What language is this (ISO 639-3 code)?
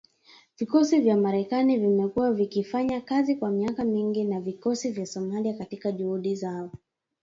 swa